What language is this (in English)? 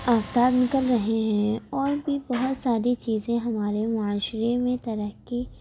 Urdu